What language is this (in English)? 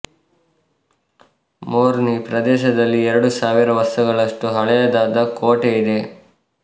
Kannada